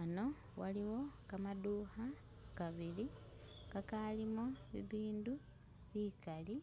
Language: Masaaba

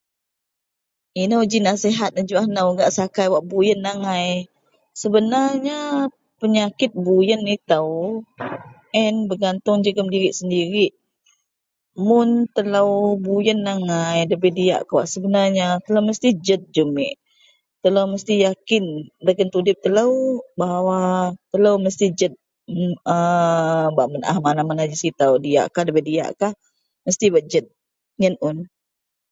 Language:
Central Melanau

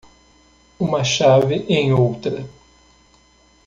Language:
Portuguese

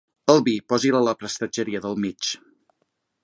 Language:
Catalan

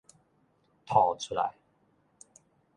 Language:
Min Nan Chinese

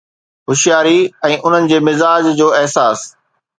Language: Sindhi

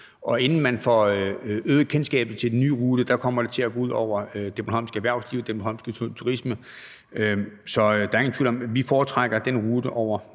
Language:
Danish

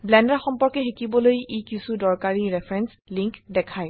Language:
Assamese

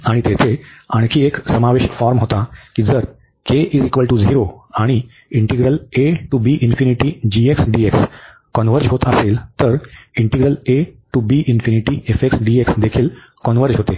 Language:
Marathi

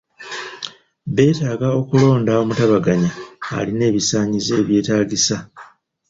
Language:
Ganda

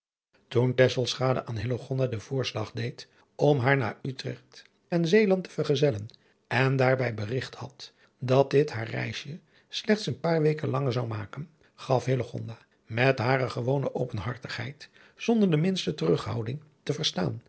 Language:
Dutch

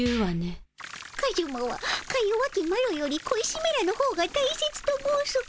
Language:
Japanese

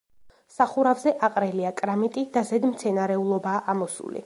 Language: Georgian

